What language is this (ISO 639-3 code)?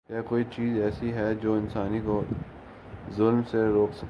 urd